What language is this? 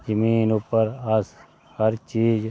Dogri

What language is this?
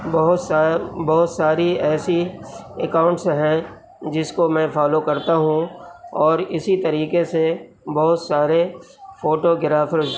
Urdu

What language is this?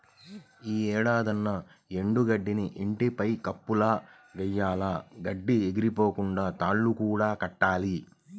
Telugu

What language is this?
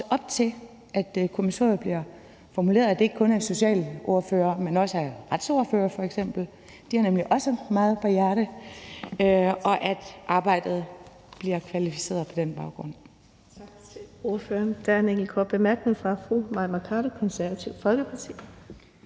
Danish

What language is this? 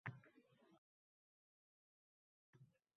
Uzbek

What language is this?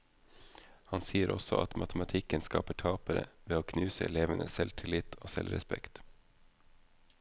Norwegian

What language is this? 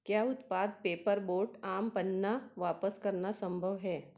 Hindi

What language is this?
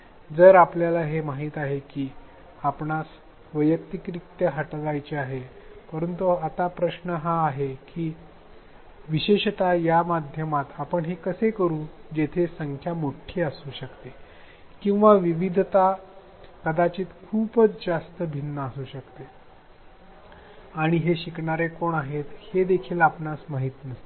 Marathi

